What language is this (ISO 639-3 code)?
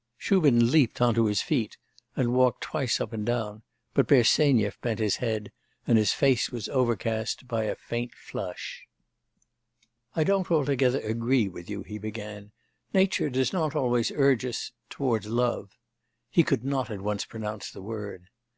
eng